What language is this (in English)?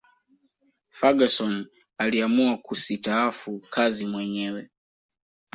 Swahili